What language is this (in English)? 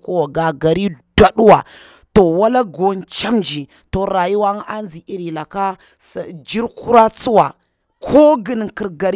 Bura-Pabir